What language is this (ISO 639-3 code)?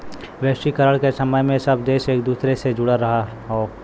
bho